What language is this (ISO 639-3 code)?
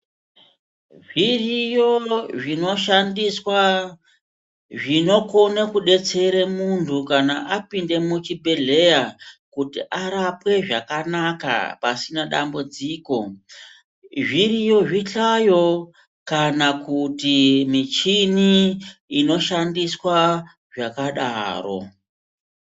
ndc